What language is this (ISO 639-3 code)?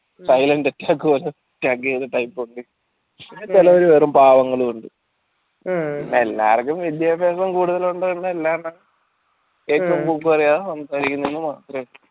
mal